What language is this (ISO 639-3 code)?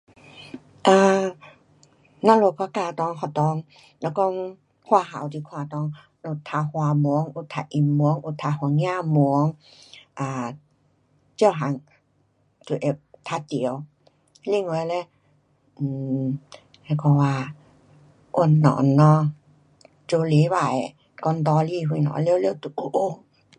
cpx